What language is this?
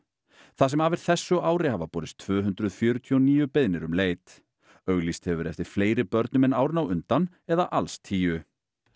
Icelandic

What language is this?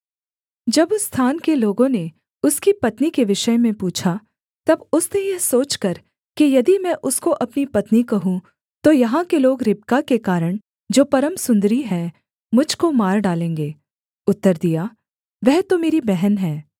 Hindi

